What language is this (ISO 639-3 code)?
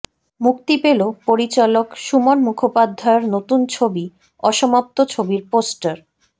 ben